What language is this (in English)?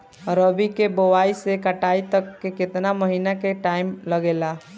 Bhojpuri